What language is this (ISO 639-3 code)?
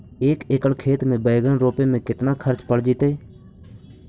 mag